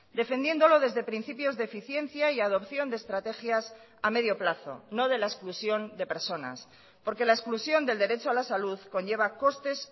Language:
Spanish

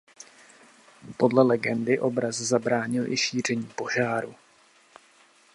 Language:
Czech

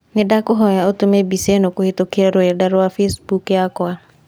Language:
Kikuyu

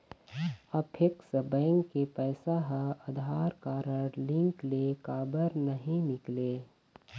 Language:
Chhattisgarhi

